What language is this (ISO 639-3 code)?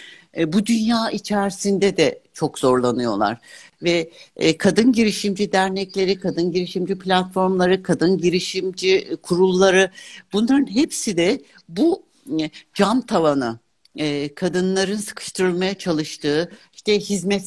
tur